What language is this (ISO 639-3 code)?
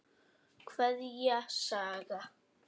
isl